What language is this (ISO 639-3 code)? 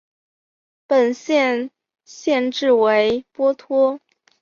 zho